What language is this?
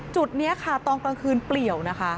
Thai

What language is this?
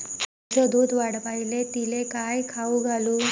Marathi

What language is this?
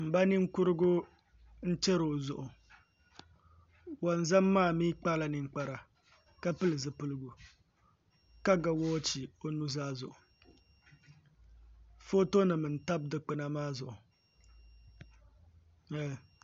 Dagbani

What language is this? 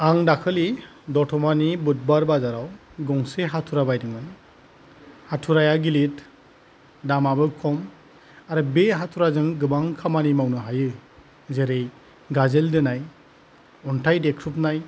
Bodo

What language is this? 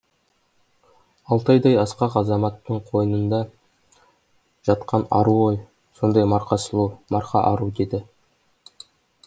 Kazakh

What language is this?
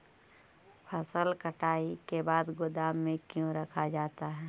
Magahi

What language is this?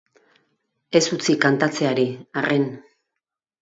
Basque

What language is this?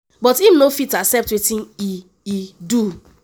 Nigerian Pidgin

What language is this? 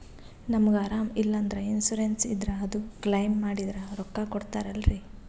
Kannada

